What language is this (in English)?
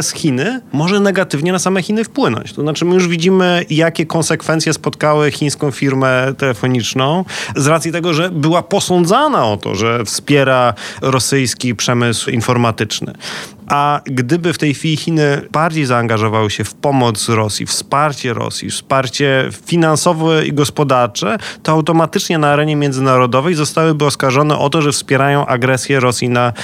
Polish